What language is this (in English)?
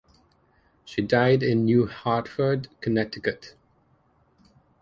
English